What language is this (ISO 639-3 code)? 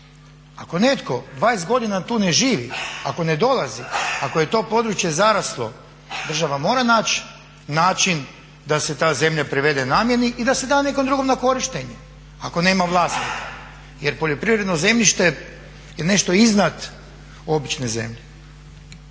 hrv